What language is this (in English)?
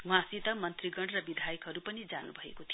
Nepali